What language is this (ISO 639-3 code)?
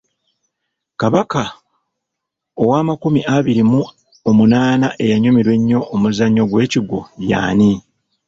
lug